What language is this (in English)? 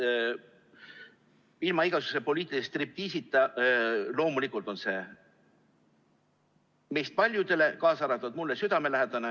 Estonian